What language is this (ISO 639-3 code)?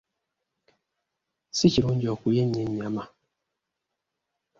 lug